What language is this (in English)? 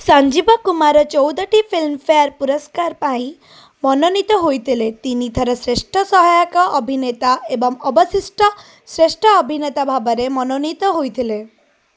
Odia